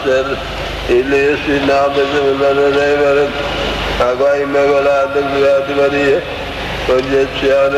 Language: Spanish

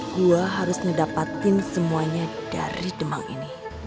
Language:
Indonesian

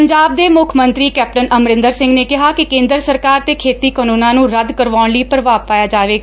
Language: Punjabi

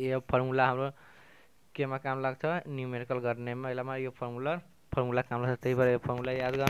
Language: Hindi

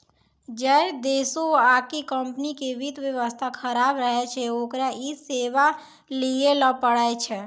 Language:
Maithili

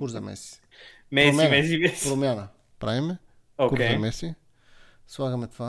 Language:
Bulgarian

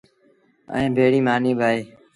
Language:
Sindhi Bhil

